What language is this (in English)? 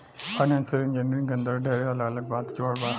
Bhojpuri